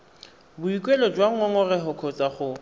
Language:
Tswana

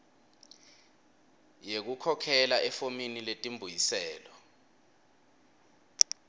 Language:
Swati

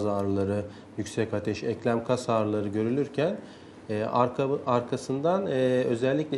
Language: Turkish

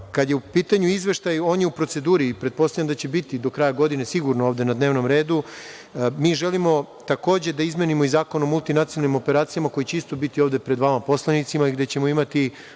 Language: Serbian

